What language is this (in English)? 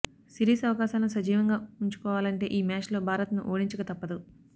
Telugu